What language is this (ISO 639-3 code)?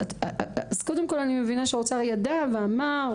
heb